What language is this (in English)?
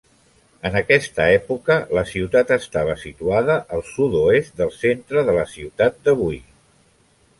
Catalan